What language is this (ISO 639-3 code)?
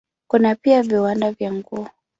swa